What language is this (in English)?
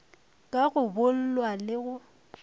Northern Sotho